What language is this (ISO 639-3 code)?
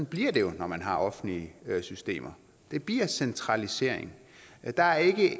dan